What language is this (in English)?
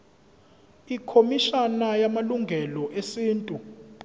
Zulu